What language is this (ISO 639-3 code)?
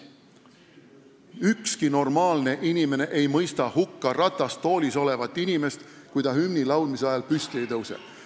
est